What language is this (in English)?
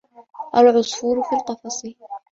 Arabic